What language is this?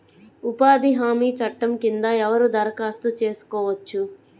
Telugu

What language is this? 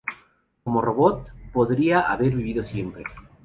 Spanish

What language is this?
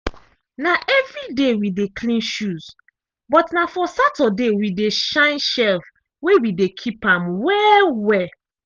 Nigerian Pidgin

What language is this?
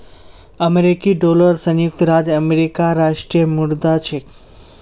Magahi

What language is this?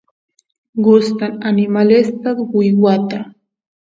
Santiago del Estero Quichua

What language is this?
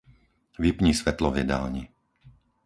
Slovak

